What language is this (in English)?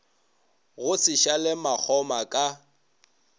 Northern Sotho